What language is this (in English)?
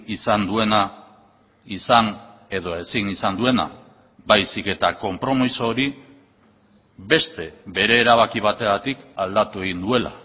Basque